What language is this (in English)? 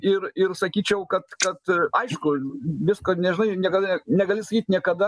Lithuanian